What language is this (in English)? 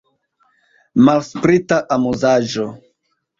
Esperanto